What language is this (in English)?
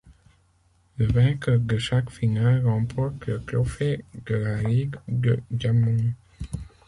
French